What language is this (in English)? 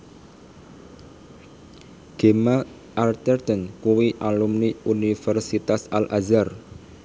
Javanese